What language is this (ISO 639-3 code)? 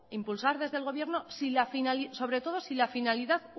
spa